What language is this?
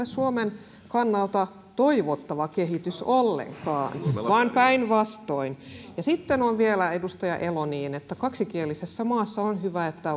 Finnish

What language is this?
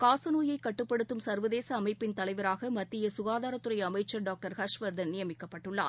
Tamil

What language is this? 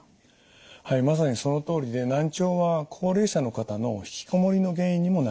Japanese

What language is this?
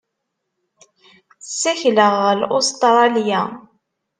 Kabyle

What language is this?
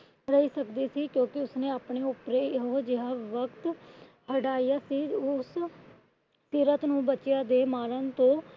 Punjabi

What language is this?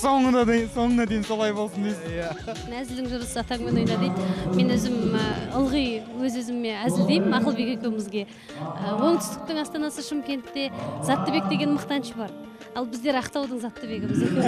Turkish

